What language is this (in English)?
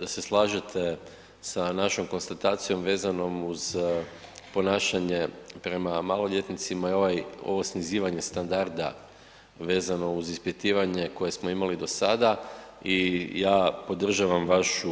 Croatian